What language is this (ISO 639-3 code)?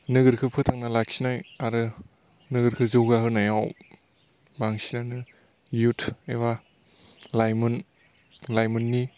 brx